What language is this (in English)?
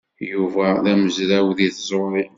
Kabyle